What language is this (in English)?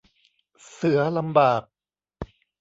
Thai